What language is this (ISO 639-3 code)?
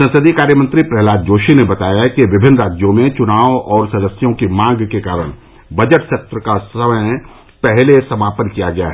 hin